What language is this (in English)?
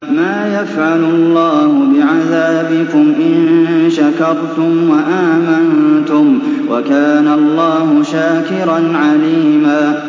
Arabic